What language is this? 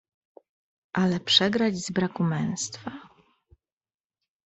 Polish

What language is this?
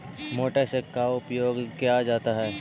Magahi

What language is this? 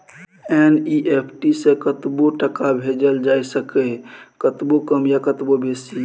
Maithili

